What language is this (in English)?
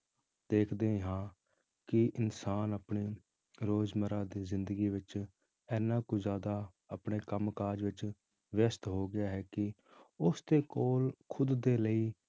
Punjabi